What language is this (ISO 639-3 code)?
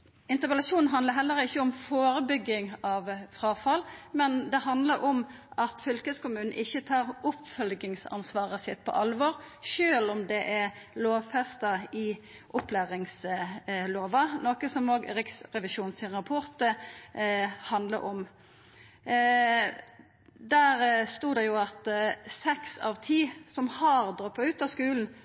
nno